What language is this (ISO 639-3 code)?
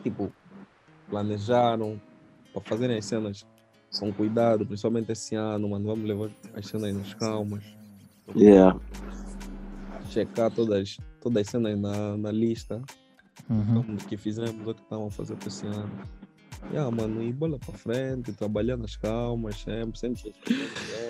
por